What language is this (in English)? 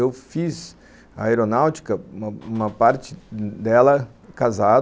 Portuguese